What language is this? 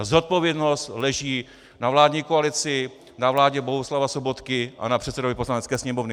Czech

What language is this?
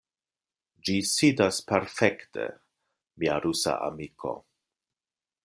Esperanto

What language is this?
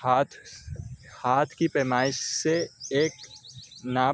Urdu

